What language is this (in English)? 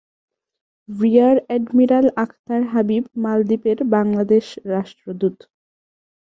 Bangla